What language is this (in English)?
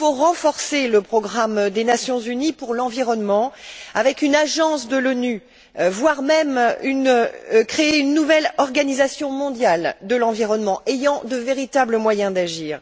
French